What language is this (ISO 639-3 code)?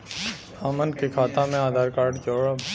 bho